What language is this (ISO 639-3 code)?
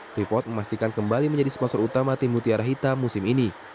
ind